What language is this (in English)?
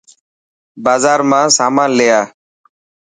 Dhatki